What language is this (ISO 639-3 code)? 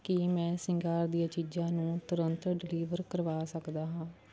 pan